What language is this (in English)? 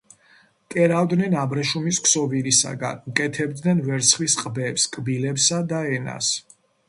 Georgian